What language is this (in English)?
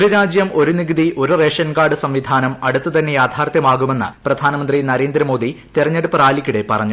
Malayalam